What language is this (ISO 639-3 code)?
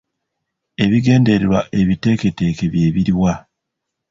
lug